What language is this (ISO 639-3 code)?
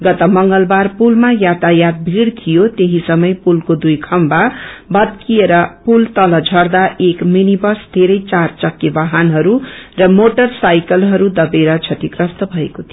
nep